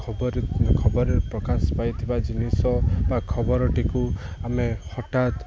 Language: Odia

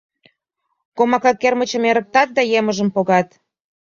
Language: Mari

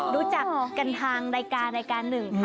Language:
Thai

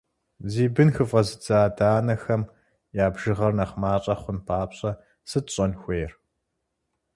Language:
Kabardian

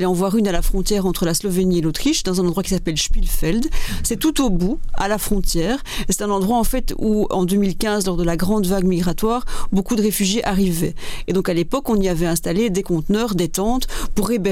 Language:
French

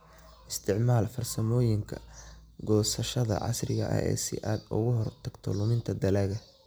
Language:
Somali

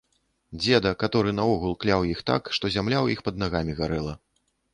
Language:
Belarusian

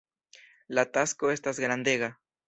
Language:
Esperanto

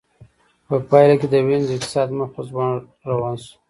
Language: Pashto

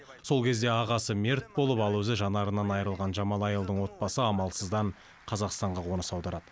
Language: Kazakh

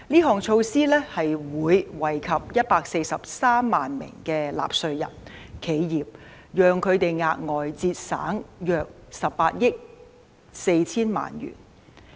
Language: Cantonese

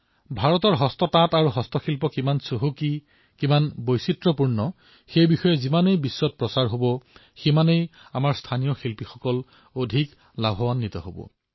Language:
Assamese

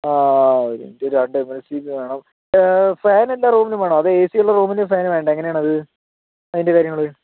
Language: Malayalam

